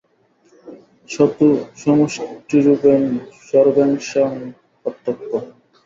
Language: Bangla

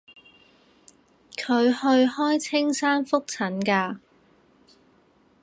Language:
Cantonese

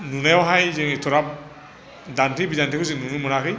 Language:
Bodo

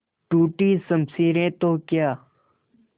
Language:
Hindi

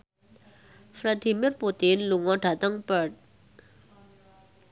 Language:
Javanese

